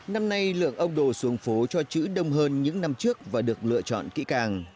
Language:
Vietnamese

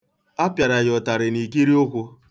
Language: Igbo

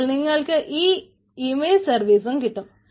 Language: Malayalam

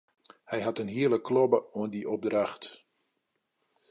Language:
Western Frisian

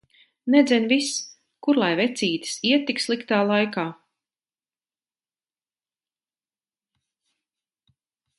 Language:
Latvian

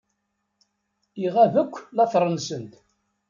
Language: Kabyle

